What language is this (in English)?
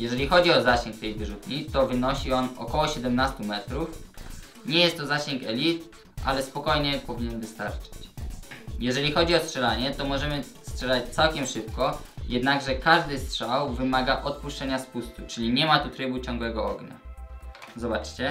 Polish